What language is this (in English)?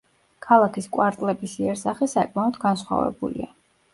Georgian